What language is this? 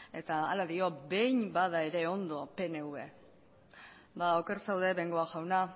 Basque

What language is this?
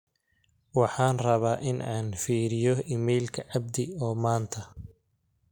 Somali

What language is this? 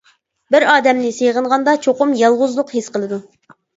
Uyghur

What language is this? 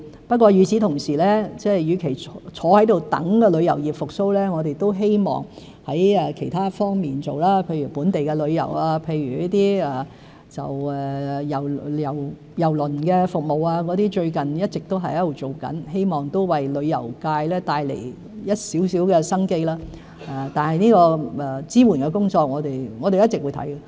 Cantonese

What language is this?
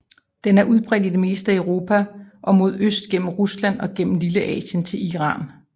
Danish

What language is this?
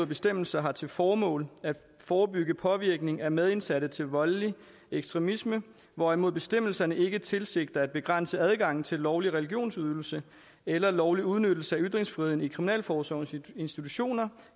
Danish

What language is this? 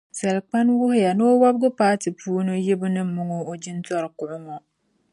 Dagbani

